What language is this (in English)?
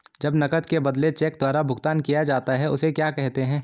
Hindi